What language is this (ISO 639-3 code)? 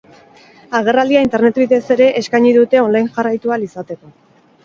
eus